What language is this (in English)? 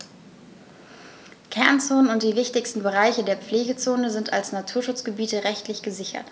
German